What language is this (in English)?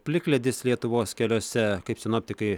Lithuanian